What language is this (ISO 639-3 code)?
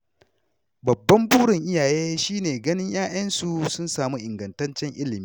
hau